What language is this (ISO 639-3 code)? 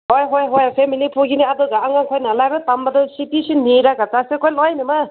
mni